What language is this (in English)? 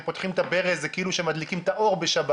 Hebrew